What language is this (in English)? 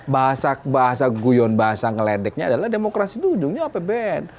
Indonesian